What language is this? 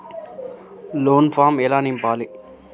Telugu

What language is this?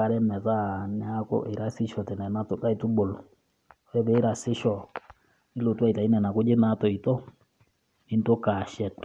Masai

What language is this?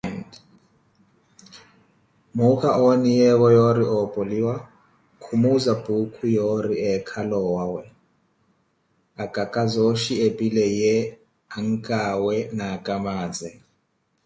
Koti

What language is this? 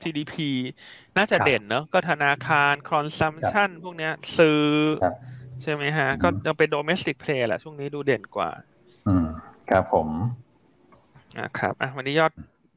Thai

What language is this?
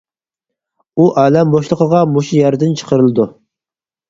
Uyghur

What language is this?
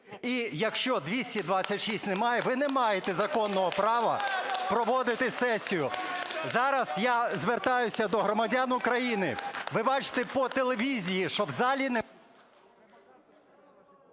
Ukrainian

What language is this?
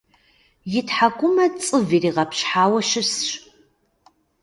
Kabardian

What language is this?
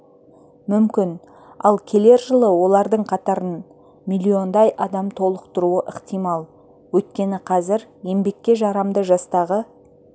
Kazakh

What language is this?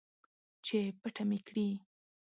Pashto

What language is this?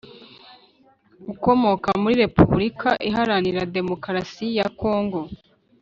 Kinyarwanda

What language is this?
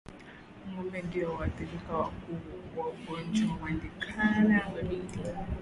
Swahili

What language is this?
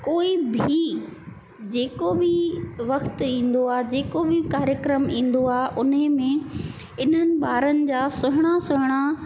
Sindhi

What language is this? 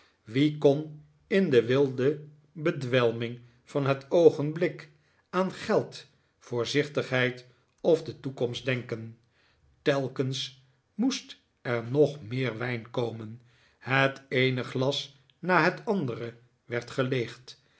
Dutch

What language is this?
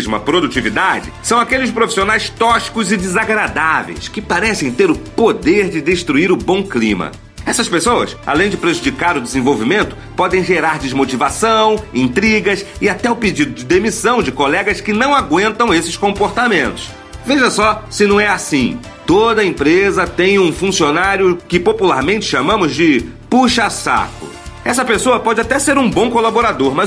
Portuguese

